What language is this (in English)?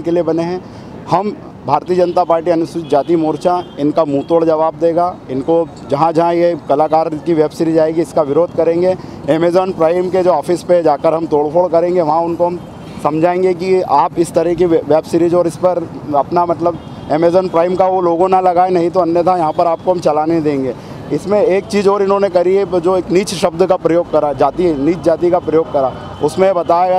Hindi